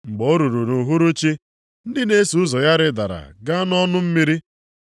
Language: Igbo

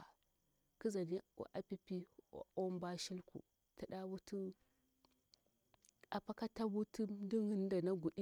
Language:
Bura-Pabir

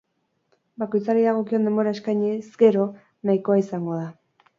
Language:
Basque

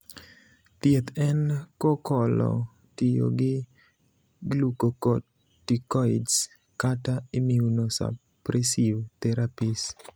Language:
Luo (Kenya and Tanzania)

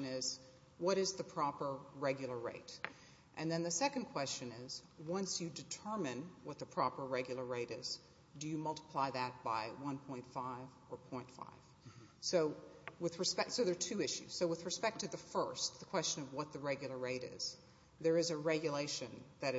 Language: English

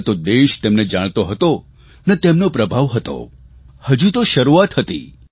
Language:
Gujarati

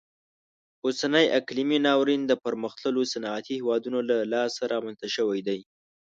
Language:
Pashto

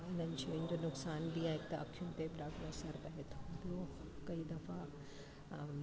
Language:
Sindhi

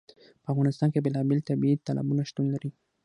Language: Pashto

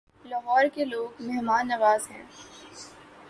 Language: Urdu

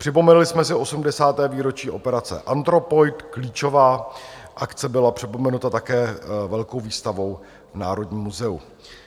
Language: Czech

